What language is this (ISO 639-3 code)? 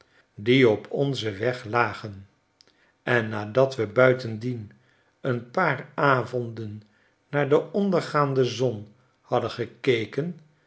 nld